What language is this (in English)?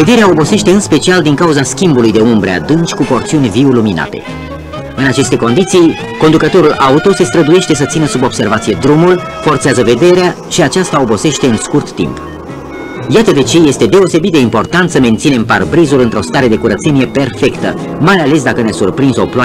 Romanian